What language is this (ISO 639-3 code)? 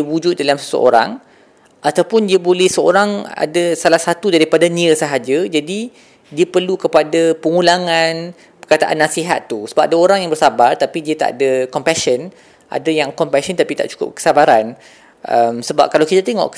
msa